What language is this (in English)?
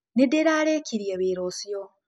Kikuyu